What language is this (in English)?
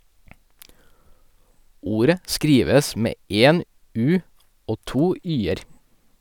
Norwegian